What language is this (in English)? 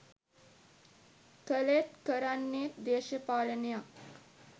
Sinhala